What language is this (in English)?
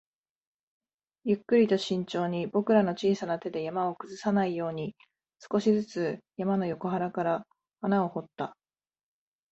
Japanese